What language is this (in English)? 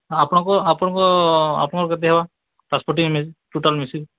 Odia